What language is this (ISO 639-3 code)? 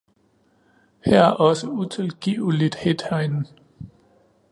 dan